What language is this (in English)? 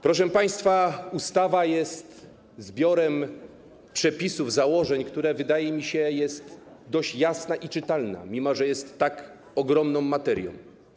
Polish